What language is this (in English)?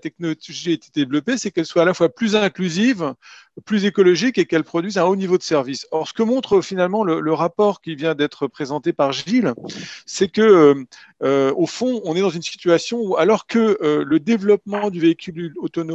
French